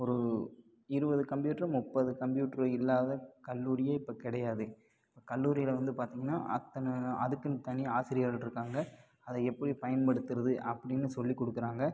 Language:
Tamil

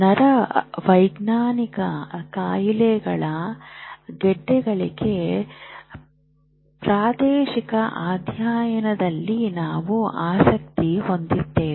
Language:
Kannada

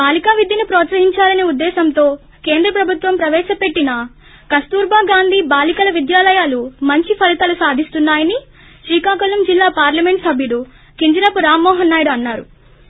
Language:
Telugu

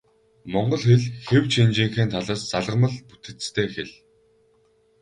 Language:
Mongolian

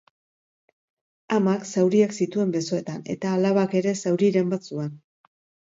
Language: Basque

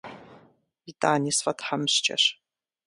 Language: Kabardian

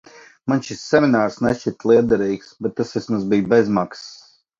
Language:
Latvian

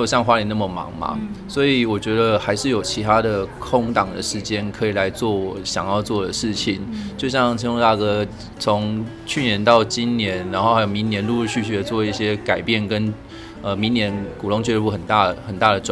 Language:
Chinese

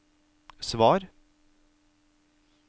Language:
Norwegian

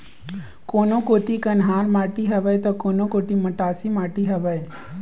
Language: Chhattisgarhi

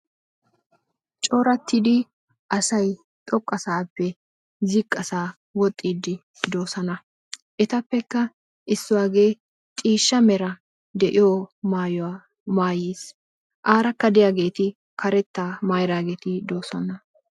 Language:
Wolaytta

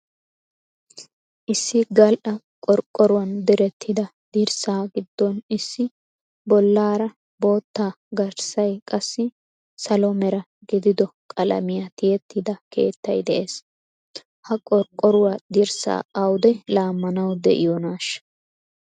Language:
Wolaytta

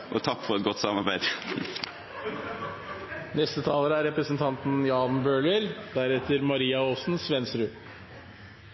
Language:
Norwegian Bokmål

